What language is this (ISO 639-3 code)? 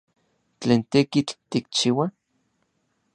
nlv